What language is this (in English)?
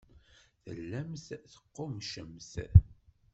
Kabyle